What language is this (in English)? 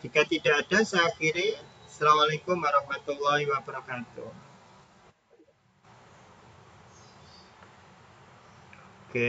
Indonesian